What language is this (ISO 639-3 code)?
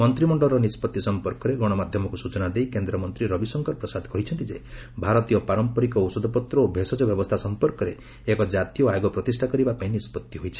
ori